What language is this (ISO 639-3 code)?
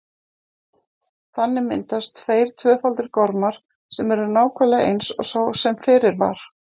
isl